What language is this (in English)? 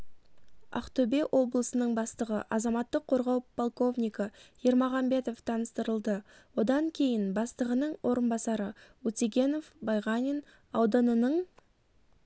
Kazakh